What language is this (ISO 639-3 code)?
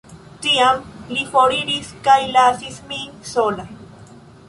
epo